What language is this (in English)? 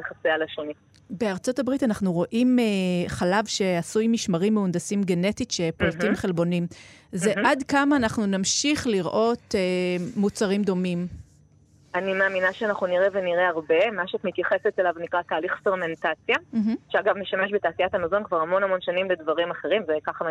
Hebrew